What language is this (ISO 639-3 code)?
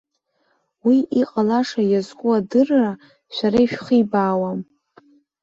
abk